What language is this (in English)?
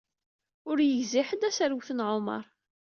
Kabyle